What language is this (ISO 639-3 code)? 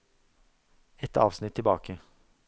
nor